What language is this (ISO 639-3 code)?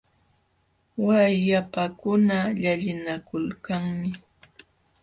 qxw